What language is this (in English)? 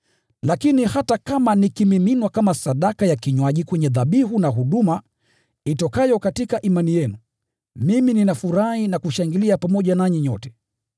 Swahili